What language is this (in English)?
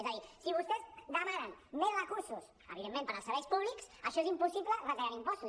Catalan